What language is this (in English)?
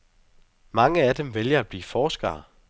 Danish